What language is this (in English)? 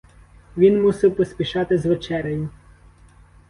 Ukrainian